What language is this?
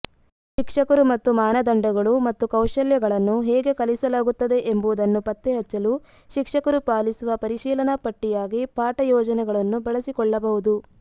Kannada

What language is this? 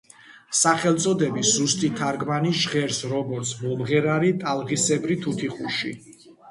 Georgian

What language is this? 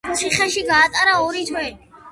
Georgian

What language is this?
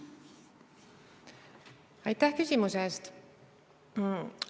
Estonian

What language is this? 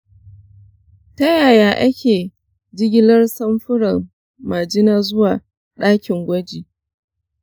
Hausa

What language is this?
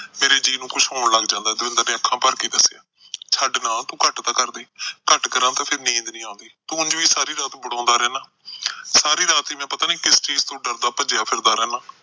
Punjabi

